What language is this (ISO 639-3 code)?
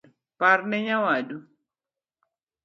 luo